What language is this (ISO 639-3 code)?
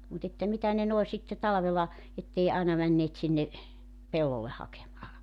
fin